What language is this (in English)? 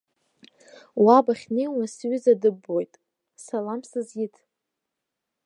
Abkhazian